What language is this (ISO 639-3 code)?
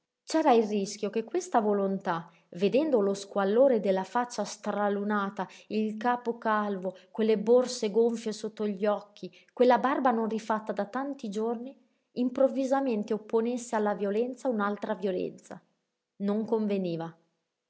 ita